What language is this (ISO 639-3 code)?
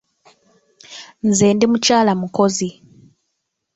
lug